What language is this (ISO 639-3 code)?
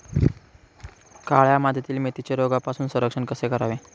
mar